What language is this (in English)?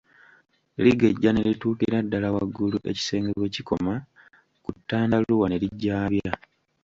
Ganda